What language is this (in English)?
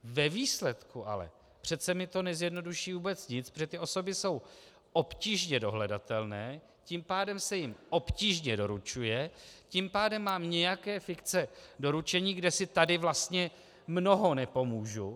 Czech